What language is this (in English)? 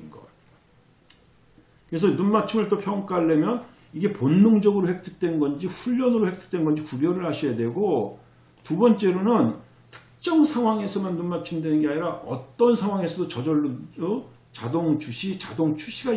Korean